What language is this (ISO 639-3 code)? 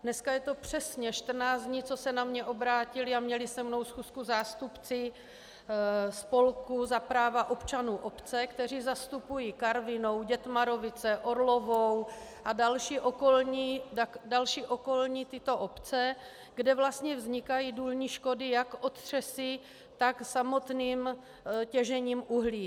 ces